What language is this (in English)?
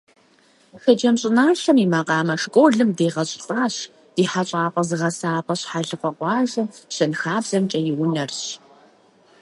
Kabardian